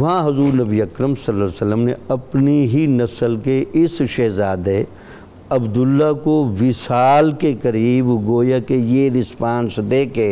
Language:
Urdu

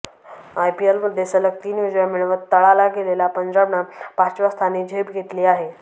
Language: Marathi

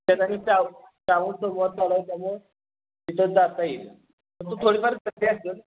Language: Marathi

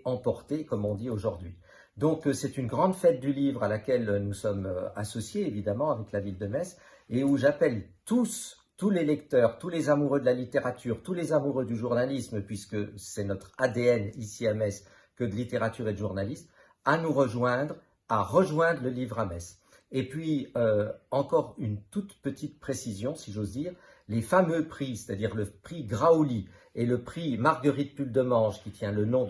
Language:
French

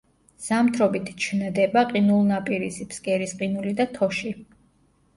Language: Georgian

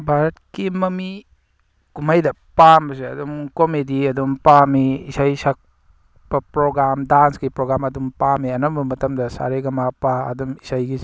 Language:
Manipuri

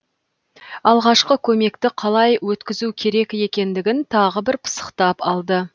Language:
Kazakh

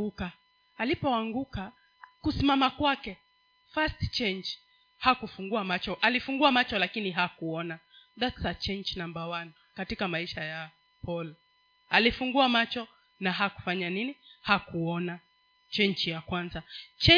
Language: Swahili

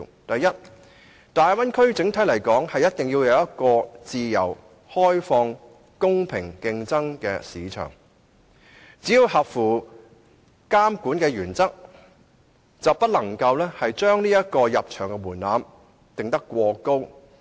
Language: Cantonese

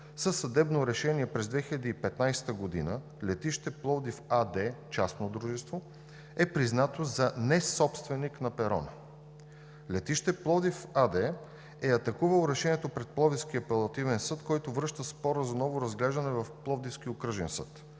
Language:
Bulgarian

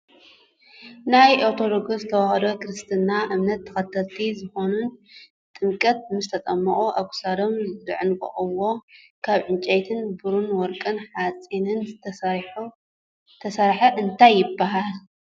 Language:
Tigrinya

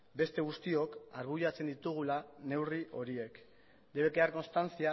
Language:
Basque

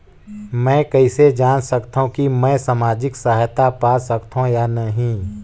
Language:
Chhattisgarhi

